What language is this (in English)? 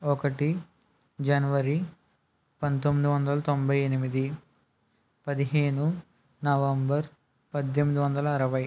Telugu